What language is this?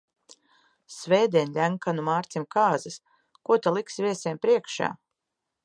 Latvian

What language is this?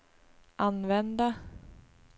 Swedish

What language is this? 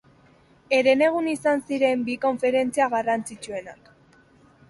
Basque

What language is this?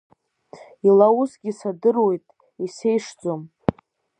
Abkhazian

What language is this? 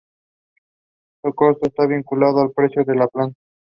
Spanish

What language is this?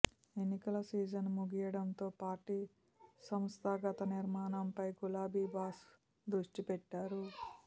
Telugu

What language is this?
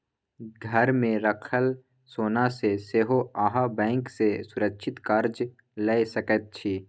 Maithili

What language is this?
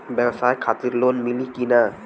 Bhojpuri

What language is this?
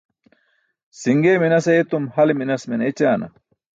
Burushaski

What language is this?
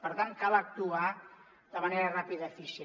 Catalan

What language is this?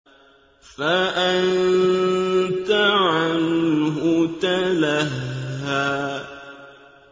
Arabic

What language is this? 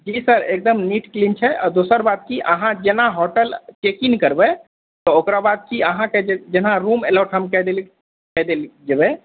Maithili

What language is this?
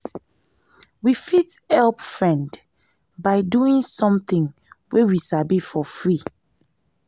Nigerian Pidgin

